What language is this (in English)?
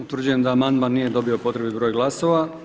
Croatian